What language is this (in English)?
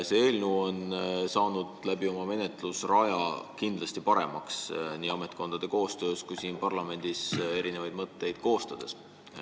Estonian